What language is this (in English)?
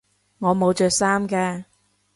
Cantonese